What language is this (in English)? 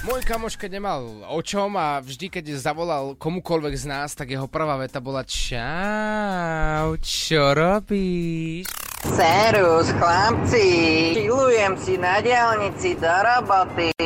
Slovak